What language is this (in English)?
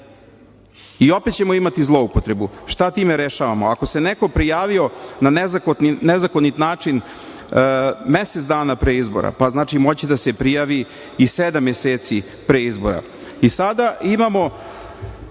Serbian